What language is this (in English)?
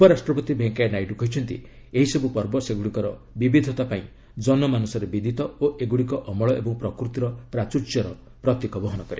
Odia